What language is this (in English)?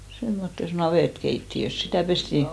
Finnish